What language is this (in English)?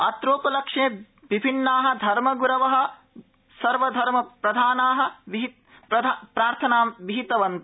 Sanskrit